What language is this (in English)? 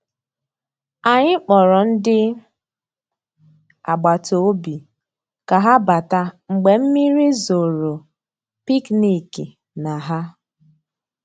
Igbo